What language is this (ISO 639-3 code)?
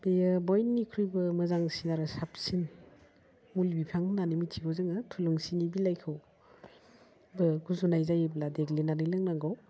brx